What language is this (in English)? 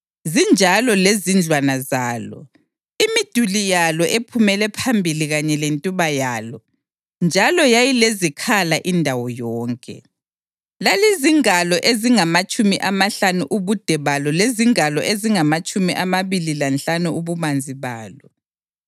North Ndebele